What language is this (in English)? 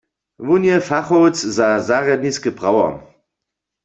Upper Sorbian